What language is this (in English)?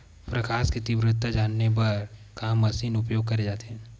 Chhattisgarhi